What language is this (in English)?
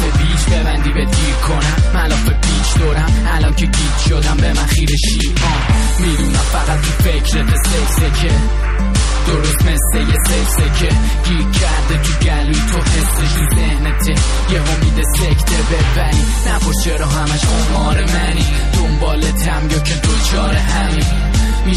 Persian